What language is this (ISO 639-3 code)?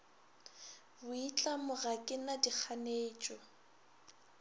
nso